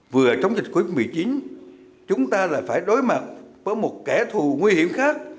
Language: Vietnamese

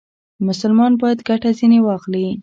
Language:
Pashto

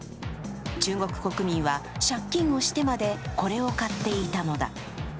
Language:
Japanese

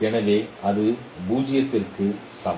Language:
Tamil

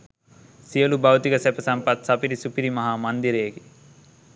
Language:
Sinhala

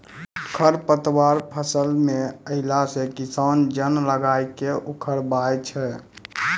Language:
Maithili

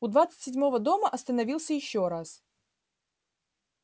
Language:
Russian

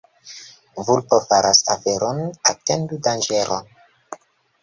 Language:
Esperanto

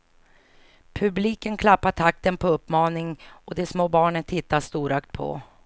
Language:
Swedish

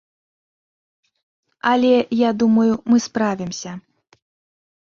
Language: Belarusian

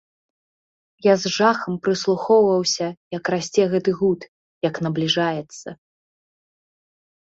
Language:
Belarusian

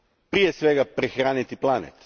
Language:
Croatian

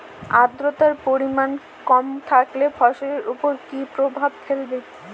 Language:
Bangla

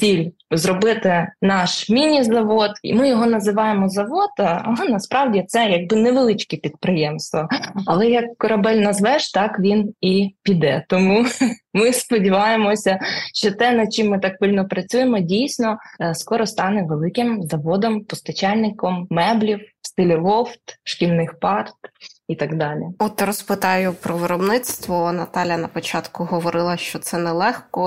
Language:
Ukrainian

